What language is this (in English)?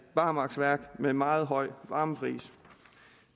Danish